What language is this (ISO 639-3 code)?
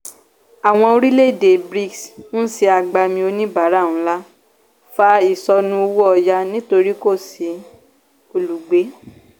yor